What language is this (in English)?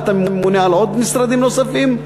Hebrew